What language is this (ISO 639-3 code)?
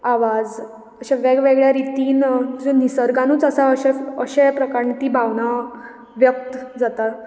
kok